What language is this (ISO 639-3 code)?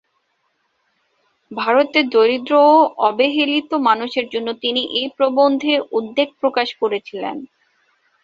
ben